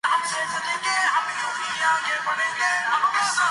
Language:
Urdu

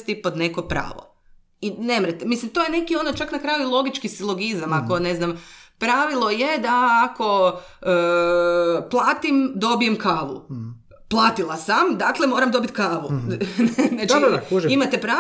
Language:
Croatian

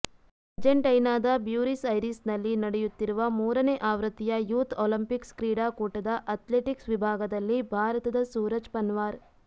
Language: Kannada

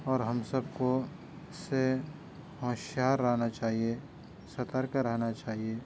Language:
Urdu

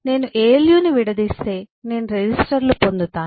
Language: Telugu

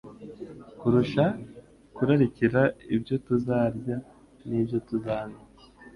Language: Kinyarwanda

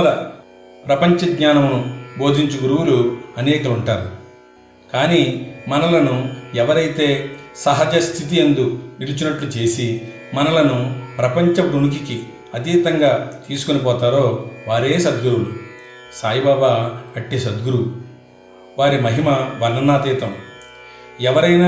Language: Telugu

